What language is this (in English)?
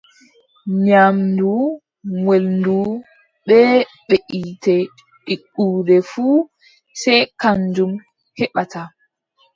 Adamawa Fulfulde